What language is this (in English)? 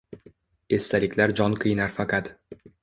Uzbek